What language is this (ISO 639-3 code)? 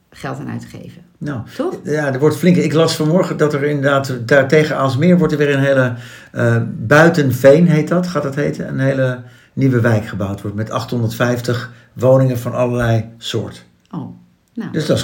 nld